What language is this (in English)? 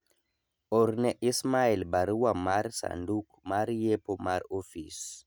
Luo (Kenya and Tanzania)